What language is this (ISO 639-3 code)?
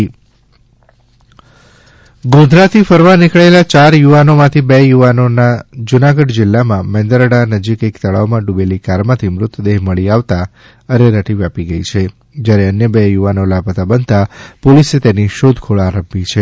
guj